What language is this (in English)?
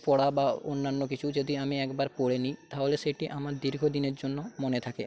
Bangla